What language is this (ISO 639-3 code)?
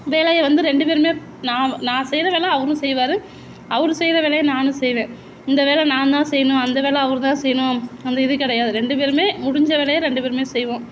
tam